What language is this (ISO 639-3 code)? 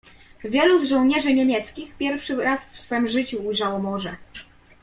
pol